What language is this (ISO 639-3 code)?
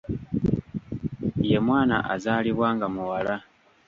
lug